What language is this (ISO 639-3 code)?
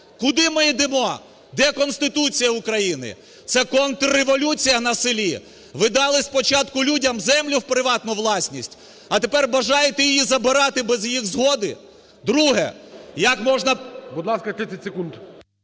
ukr